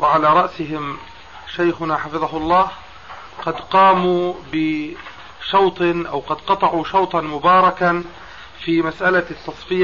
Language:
Arabic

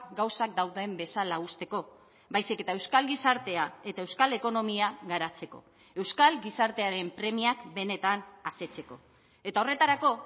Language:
Basque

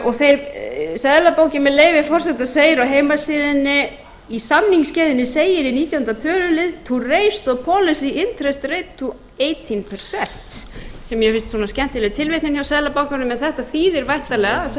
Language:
Icelandic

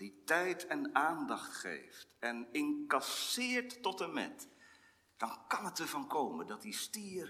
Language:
Dutch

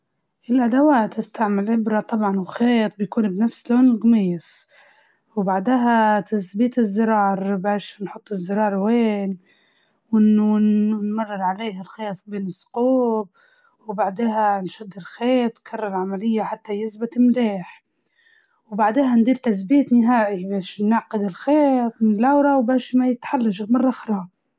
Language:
Libyan Arabic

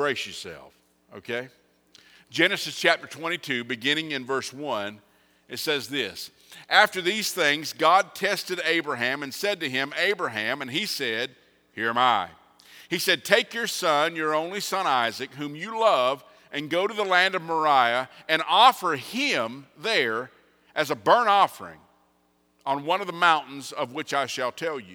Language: English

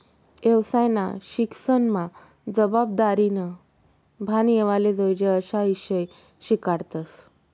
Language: Marathi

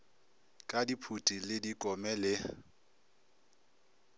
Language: Northern Sotho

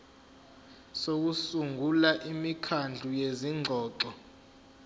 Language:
Zulu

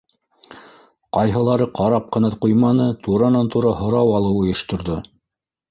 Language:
Bashkir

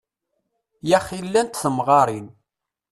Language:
Kabyle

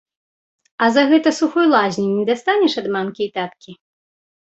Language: Belarusian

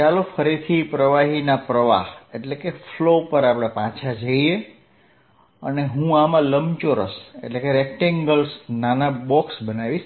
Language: Gujarati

